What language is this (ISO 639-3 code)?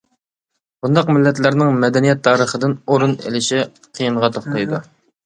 uig